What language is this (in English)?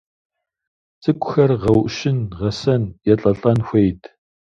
Kabardian